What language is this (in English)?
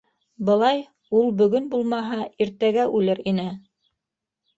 Bashkir